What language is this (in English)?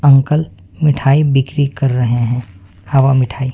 Hindi